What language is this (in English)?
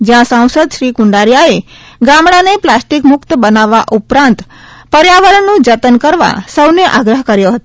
Gujarati